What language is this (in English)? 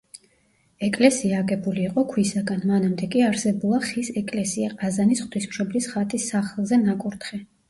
Georgian